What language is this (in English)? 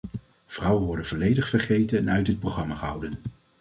Dutch